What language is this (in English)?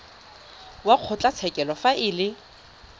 Tswana